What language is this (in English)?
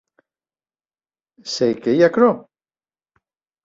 Occitan